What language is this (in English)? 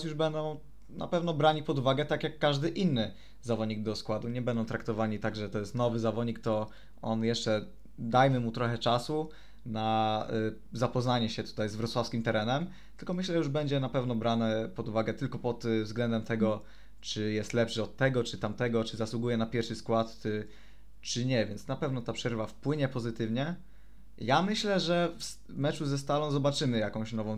Polish